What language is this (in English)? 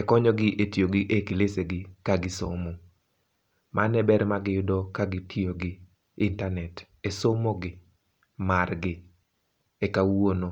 Luo (Kenya and Tanzania)